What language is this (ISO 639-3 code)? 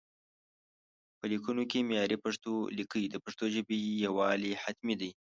pus